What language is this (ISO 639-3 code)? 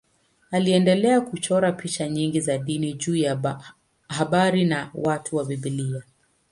swa